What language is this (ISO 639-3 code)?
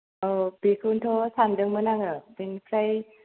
brx